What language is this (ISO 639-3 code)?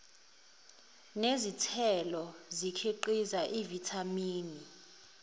zul